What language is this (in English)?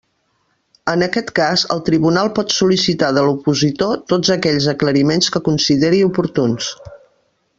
Catalan